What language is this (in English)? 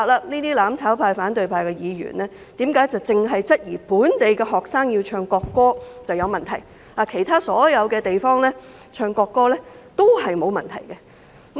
Cantonese